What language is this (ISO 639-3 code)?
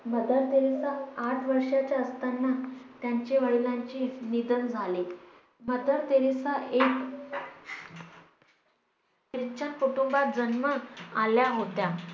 mar